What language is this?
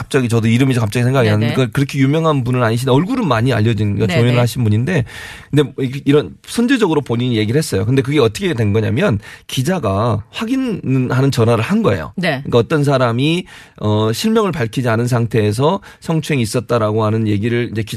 Korean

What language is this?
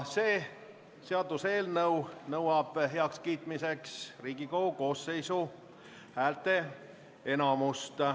Estonian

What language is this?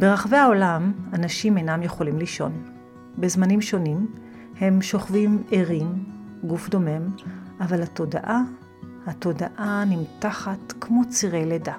Hebrew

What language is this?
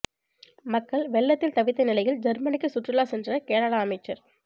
Tamil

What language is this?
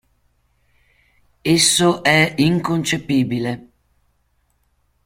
Italian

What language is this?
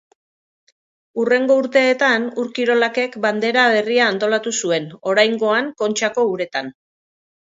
Basque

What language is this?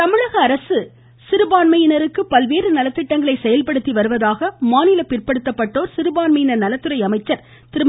Tamil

